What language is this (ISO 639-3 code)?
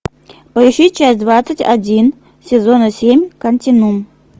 rus